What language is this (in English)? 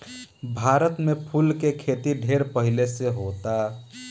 Bhojpuri